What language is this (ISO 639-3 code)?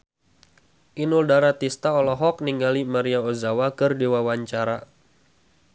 sun